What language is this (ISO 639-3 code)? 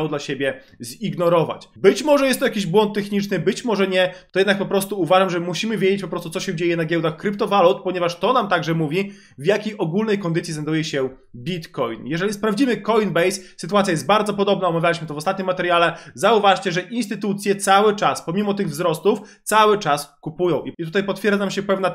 pol